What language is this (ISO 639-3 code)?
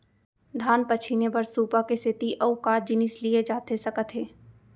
hne